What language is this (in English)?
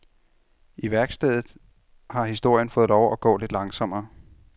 Danish